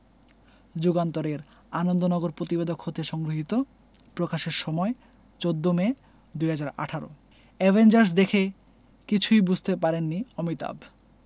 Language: Bangla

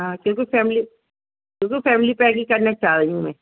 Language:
Urdu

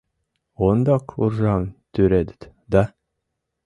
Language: Mari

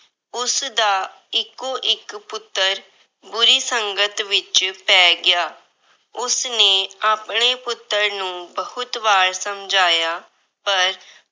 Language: Punjabi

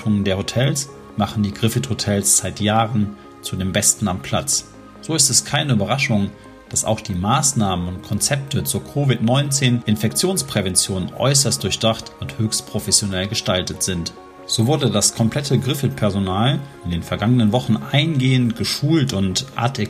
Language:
German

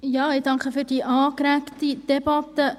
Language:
Swiss German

